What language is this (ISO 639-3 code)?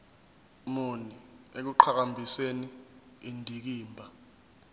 zul